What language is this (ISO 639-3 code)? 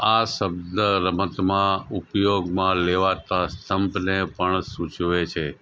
guj